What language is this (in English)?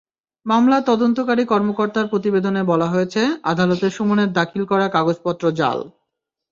Bangla